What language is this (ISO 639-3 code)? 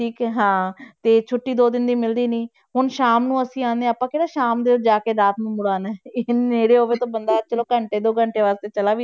pan